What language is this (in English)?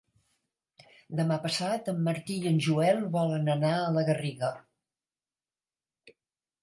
Catalan